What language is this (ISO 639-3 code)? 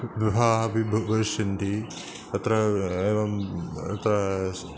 san